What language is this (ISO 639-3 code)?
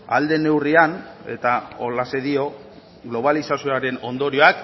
eus